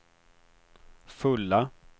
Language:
Swedish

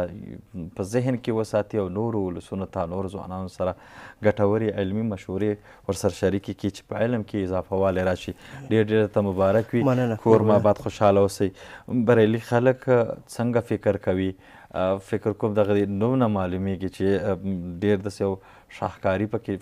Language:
Persian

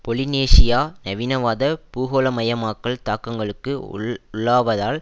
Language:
Tamil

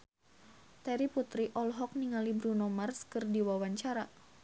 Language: Sundanese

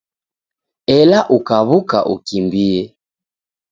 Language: Taita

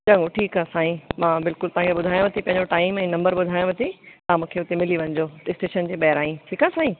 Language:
Sindhi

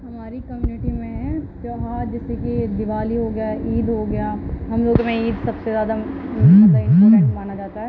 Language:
Urdu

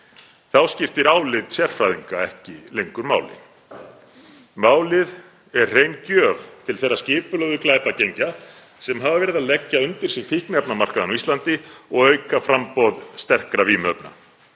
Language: Icelandic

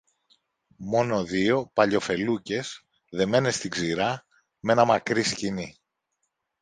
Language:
Greek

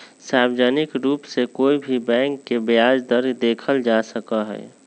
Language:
Magahi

